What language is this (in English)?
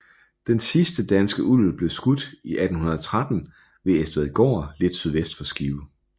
Danish